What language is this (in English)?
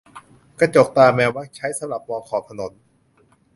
Thai